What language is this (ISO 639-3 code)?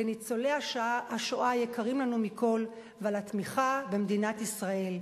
heb